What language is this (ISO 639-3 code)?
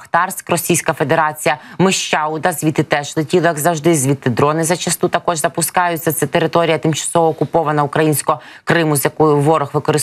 ukr